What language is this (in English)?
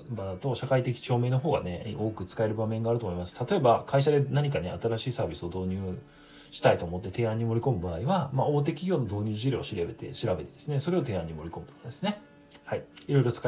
Japanese